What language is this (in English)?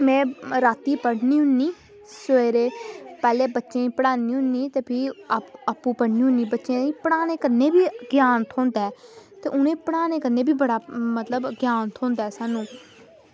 Dogri